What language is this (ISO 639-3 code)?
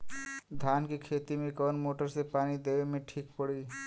bho